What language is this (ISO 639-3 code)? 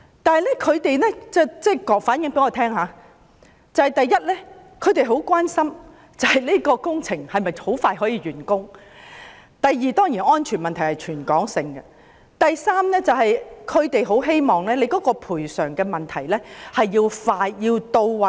yue